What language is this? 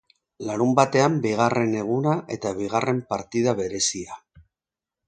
Basque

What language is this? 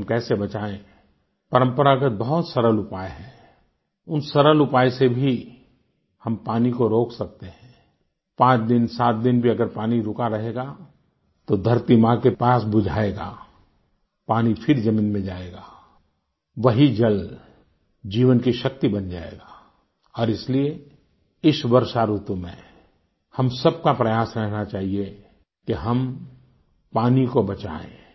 Hindi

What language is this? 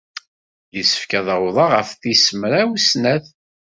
Kabyle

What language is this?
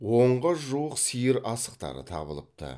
Kazakh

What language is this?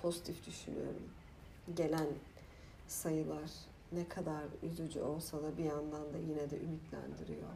Turkish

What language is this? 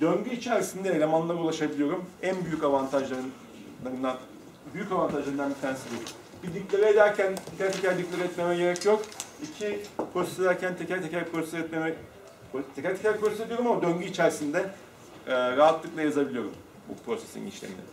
Turkish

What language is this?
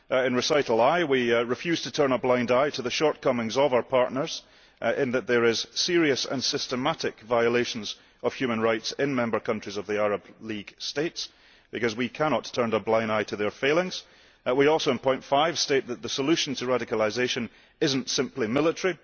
English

